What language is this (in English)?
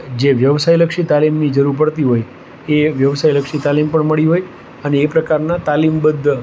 Gujarati